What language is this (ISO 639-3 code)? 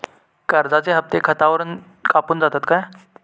mar